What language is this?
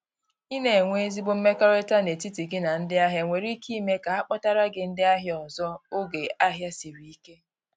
Igbo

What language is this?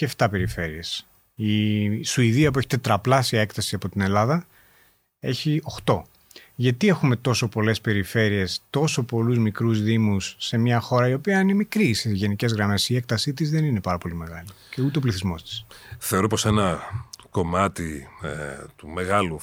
Greek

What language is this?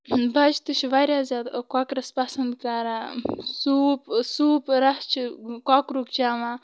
Kashmiri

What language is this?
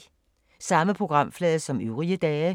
Danish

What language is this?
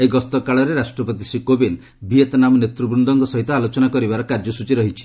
Odia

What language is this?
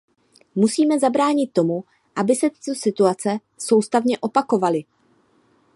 Czech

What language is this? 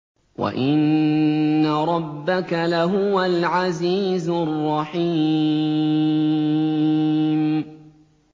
Arabic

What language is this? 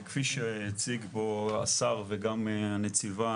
Hebrew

